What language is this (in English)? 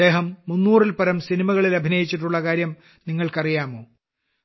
Malayalam